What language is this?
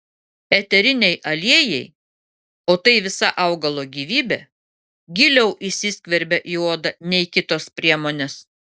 Lithuanian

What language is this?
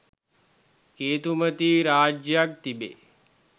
Sinhala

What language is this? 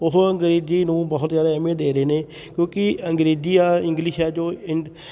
Punjabi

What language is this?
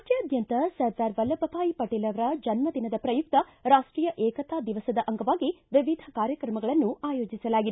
Kannada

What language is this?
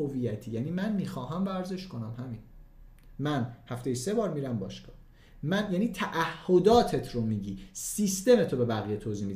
Persian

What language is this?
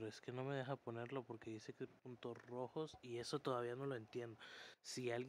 Spanish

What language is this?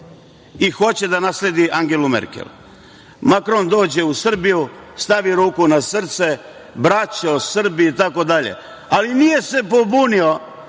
Serbian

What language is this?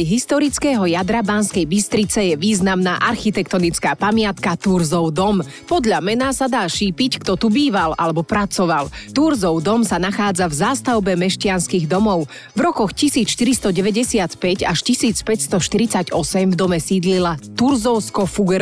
Slovak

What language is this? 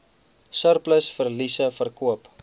Afrikaans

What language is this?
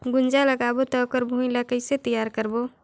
Chhattisgarhi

